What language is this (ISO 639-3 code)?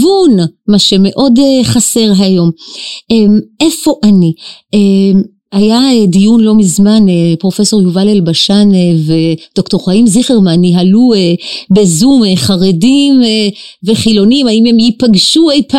heb